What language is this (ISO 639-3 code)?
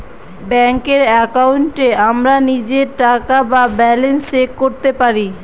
ben